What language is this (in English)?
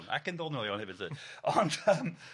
Welsh